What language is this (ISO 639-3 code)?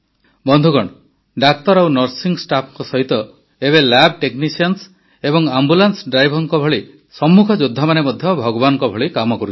ori